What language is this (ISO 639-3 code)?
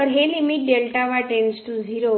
mar